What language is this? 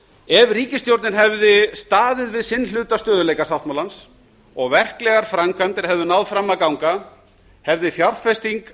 Icelandic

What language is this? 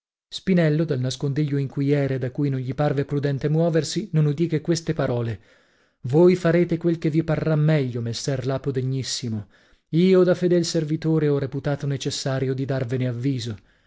Italian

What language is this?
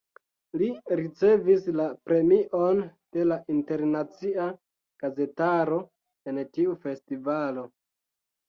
Esperanto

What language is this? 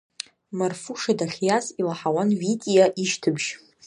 Abkhazian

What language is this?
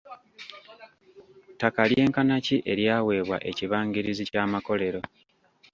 Ganda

